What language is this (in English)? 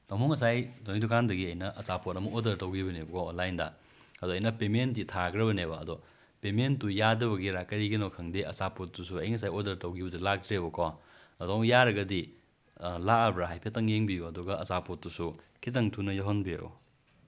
Manipuri